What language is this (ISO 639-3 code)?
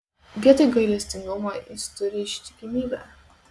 lit